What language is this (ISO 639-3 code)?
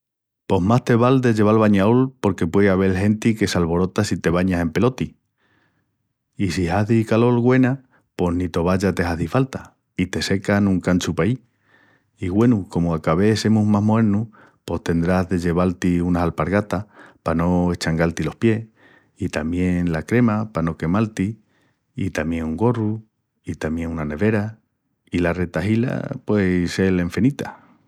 ext